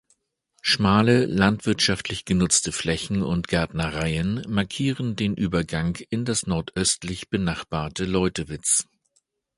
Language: German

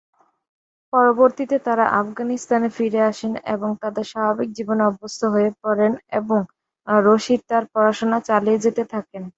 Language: Bangla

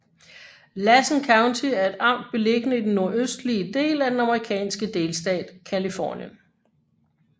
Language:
Danish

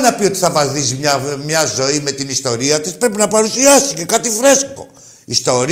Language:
Greek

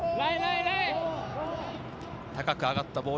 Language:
Japanese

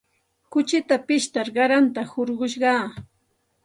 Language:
Santa Ana de Tusi Pasco Quechua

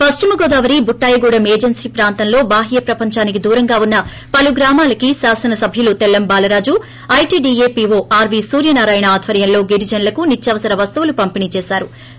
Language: Telugu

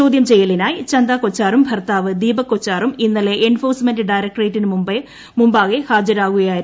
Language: Malayalam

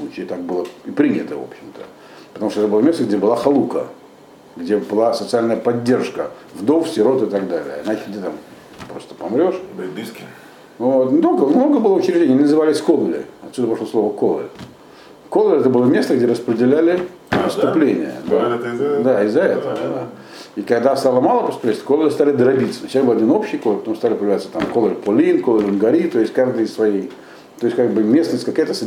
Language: Russian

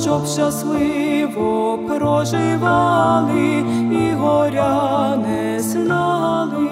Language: Ukrainian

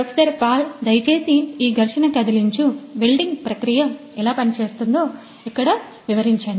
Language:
Telugu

